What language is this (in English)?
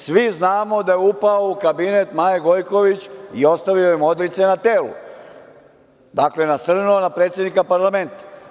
Serbian